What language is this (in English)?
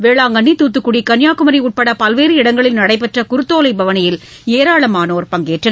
Tamil